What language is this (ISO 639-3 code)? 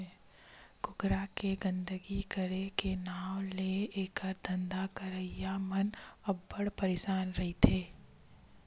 hne